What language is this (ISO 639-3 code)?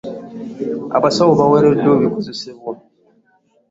lug